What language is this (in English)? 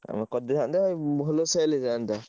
Odia